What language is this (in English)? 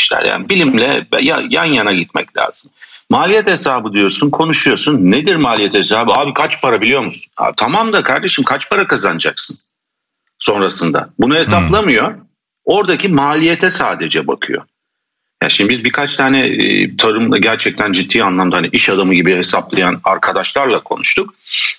Turkish